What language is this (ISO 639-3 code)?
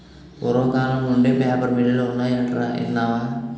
tel